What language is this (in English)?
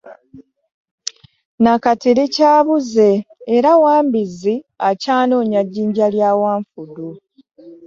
Ganda